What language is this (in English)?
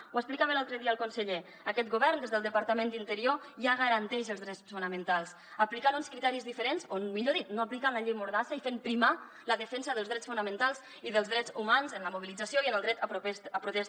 Catalan